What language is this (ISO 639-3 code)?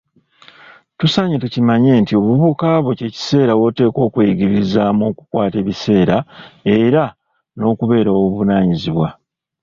lug